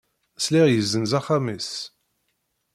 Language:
Kabyle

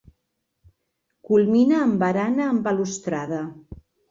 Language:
Catalan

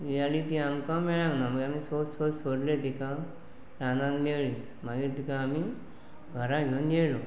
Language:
Konkani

